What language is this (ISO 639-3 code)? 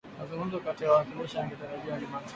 swa